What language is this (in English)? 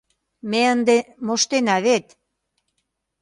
Mari